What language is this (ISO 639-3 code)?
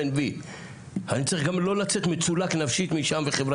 heb